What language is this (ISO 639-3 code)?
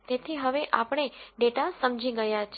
guj